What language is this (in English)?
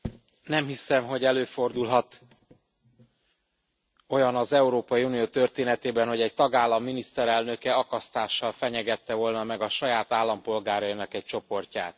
Hungarian